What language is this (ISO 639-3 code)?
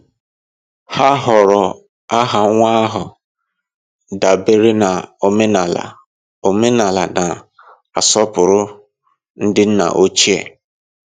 ibo